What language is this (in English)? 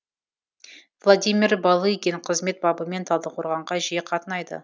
Kazakh